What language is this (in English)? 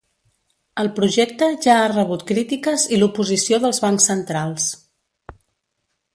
Catalan